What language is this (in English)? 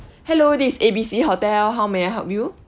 English